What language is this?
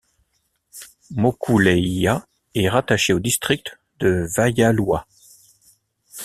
French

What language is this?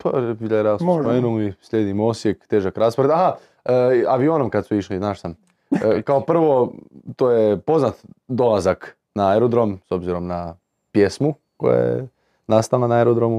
Croatian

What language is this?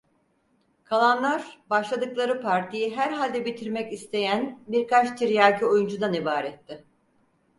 Turkish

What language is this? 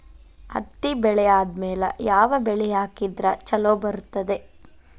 Kannada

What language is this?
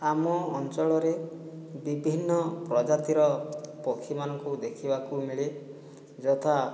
Odia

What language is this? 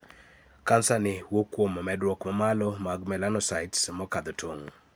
Luo (Kenya and Tanzania)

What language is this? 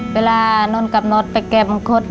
Thai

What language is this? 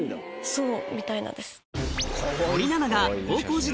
Japanese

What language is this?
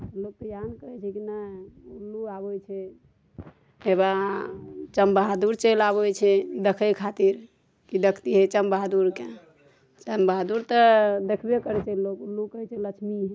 Maithili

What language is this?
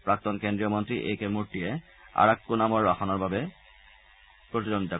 Assamese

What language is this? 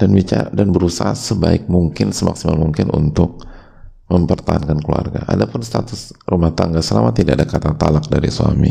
Indonesian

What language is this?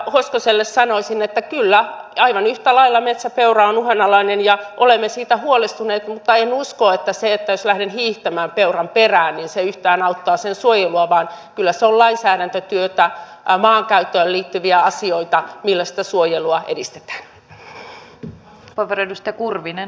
Finnish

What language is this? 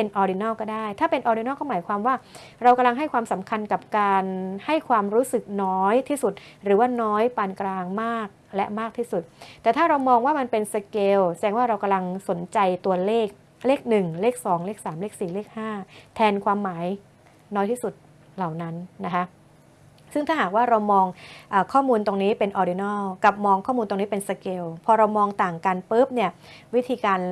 Thai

